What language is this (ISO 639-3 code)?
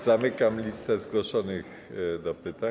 pol